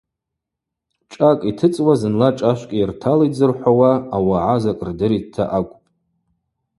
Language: Abaza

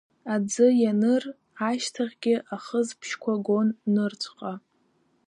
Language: Abkhazian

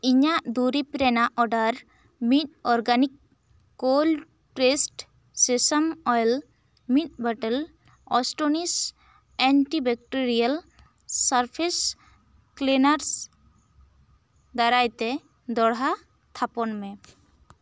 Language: Santali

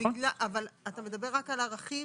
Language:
Hebrew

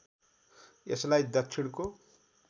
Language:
Nepali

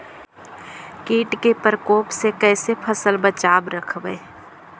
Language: Magahi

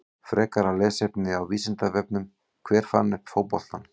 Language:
Icelandic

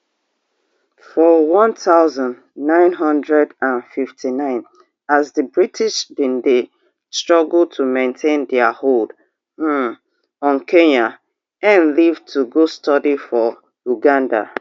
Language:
Nigerian Pidgin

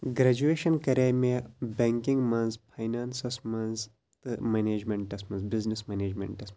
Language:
Kashmiri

